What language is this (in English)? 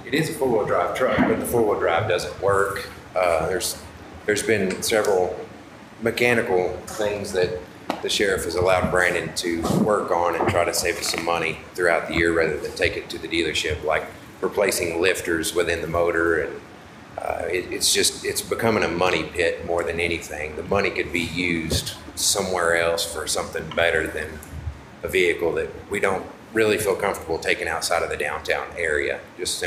English